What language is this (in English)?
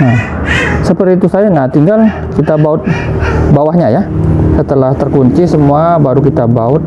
Indonesian